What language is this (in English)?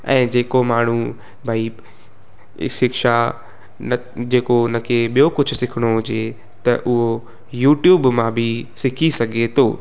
Sindhi